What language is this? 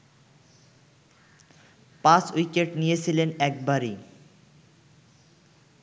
Bangla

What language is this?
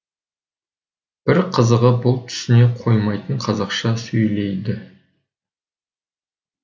Kazakh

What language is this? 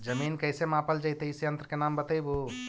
Magahi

